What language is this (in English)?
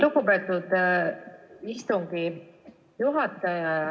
Estonian